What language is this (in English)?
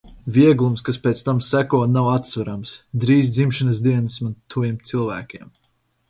Latvian